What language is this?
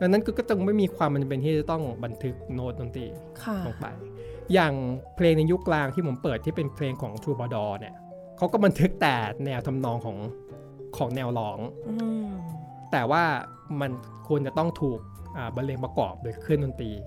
Thai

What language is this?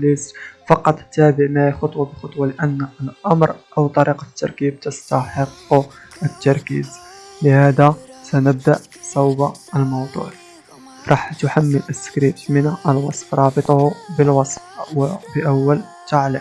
Arabic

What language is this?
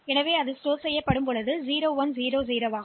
Tamil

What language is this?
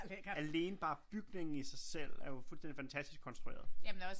Danish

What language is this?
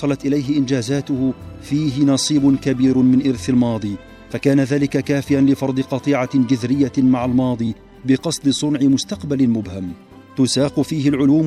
Arabic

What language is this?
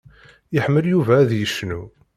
Kabyle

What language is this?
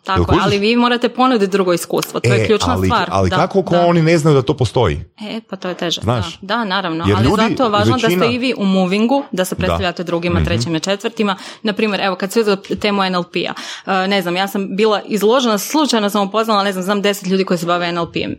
Croatian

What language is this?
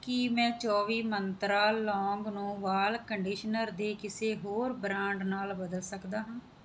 Punjabi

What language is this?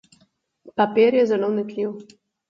Slovenian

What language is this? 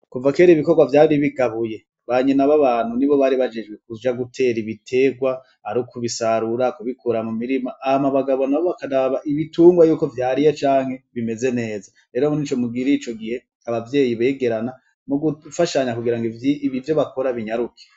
Rundi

